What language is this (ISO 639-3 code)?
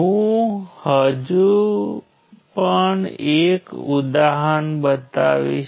guj